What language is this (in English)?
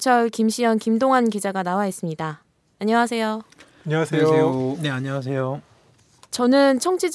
Korean